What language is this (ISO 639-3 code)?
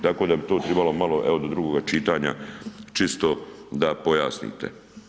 hrv